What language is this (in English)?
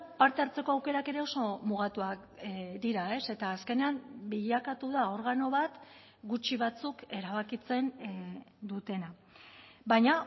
Basque